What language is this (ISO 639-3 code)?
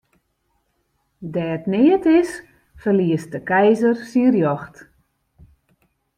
fry